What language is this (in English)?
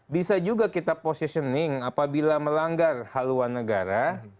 Indonesian